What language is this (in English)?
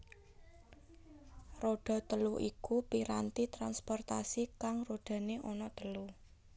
Javanese